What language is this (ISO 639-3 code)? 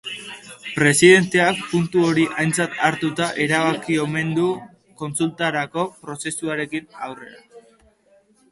eus